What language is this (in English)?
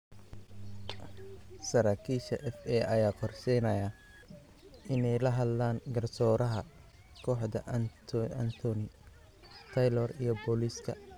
Somali